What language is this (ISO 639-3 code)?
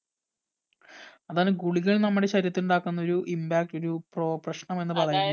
mal